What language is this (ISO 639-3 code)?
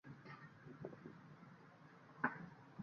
uzb